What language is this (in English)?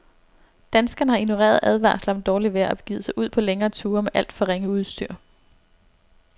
Danish